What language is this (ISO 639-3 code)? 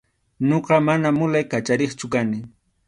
qxu